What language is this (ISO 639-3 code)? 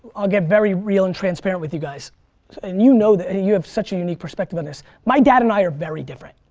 eng